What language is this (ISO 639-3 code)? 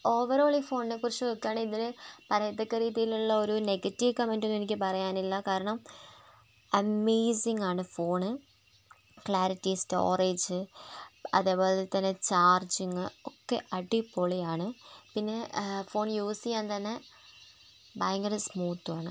mal